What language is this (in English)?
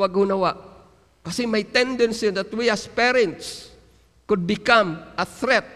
Filipino